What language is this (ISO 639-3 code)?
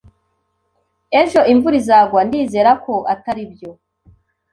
kin